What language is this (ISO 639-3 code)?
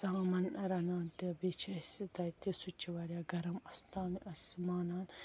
kas